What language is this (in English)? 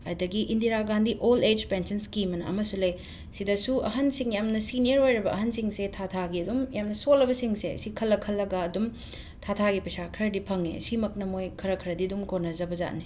Manipuri